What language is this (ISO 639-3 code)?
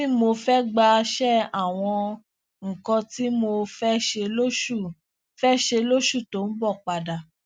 yor